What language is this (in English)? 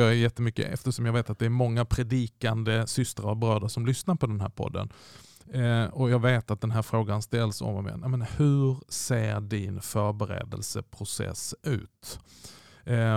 Swedish